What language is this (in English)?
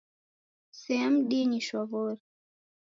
Taita